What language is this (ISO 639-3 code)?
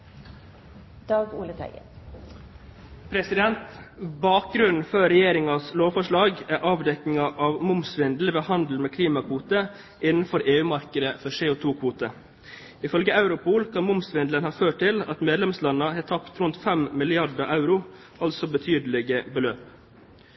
nob